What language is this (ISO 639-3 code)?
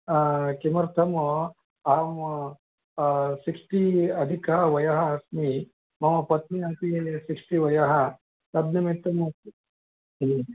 san